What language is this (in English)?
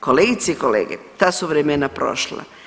Croatian